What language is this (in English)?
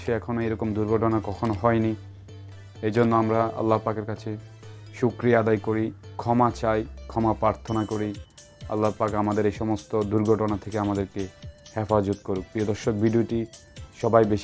Turkish